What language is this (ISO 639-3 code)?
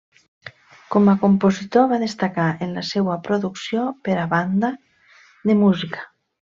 cat